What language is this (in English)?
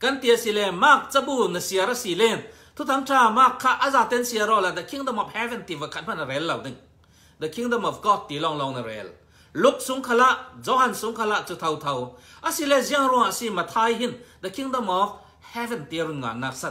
Thai